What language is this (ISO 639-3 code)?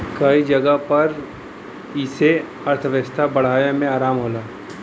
bho